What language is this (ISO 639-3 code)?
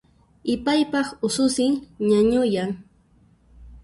qxp